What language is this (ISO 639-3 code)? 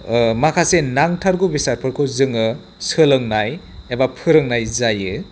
brx